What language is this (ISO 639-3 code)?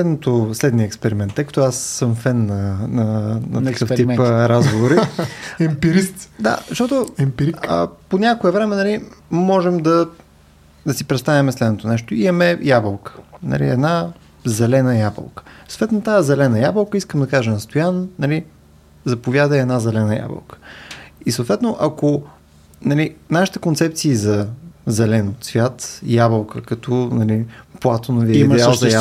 bul